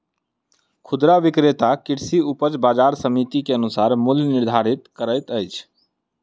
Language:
Maithili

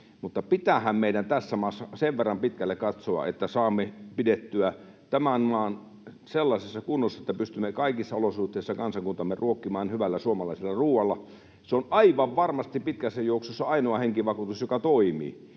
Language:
Finnish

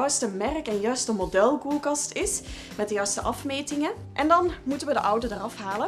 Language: Dutch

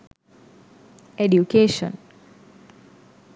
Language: Sinhala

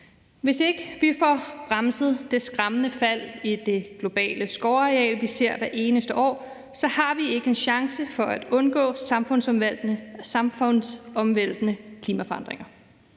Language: Danish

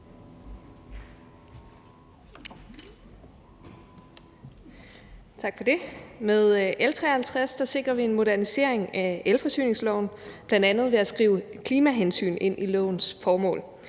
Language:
Danish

